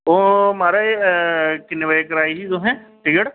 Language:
Dogri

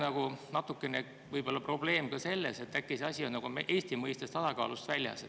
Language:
Estonian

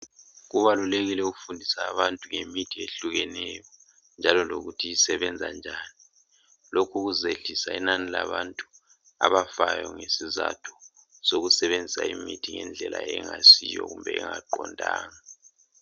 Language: North Ndebele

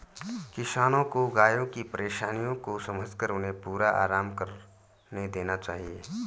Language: Hindi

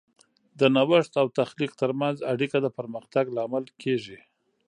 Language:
Pashto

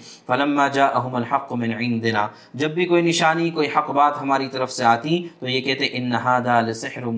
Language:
Urdu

